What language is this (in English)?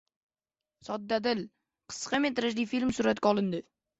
Uzbek